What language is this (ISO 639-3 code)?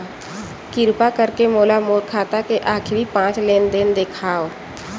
hne